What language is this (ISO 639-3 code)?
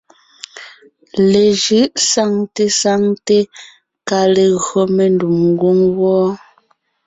nnh